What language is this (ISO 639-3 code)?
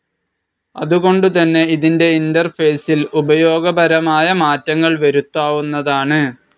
mal